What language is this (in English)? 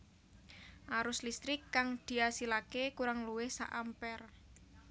Javanese